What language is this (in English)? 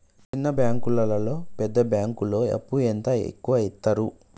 Telugu